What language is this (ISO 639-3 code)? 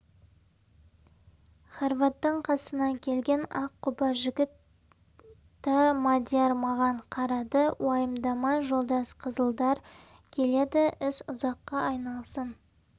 kaz